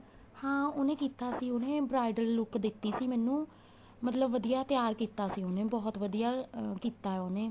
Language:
Punjabi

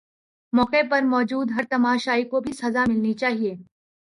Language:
Urdu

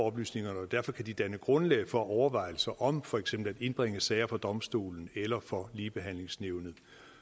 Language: Danish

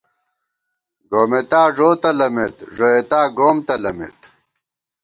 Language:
Gawar-Bati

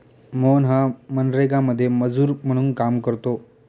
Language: Marathi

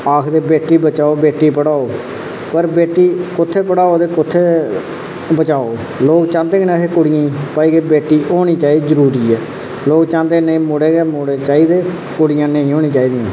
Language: Dogri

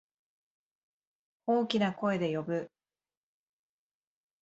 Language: Japanese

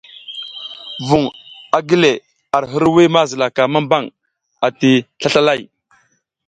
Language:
South Giziga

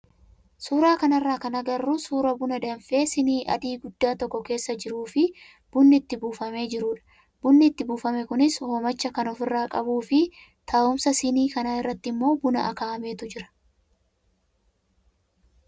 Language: Oromo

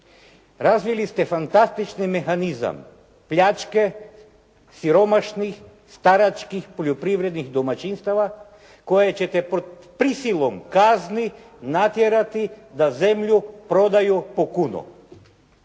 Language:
Croatian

